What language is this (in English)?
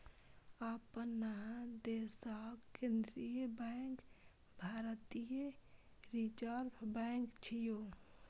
Maithili